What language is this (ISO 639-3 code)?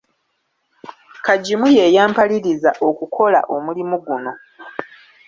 lug